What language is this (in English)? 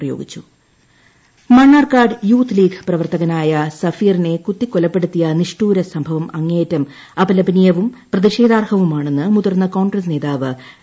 Malayalam